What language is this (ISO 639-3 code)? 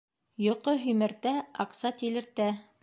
bak